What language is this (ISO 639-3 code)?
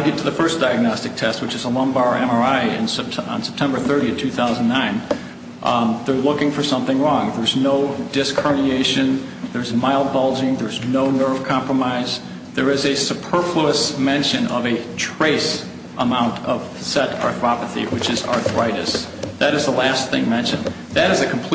eng